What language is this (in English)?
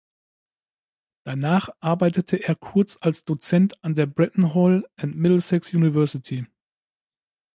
German